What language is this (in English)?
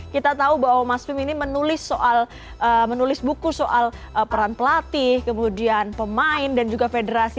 Indonesian